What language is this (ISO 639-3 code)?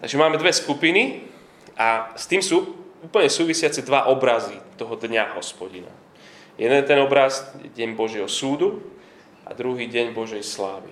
slk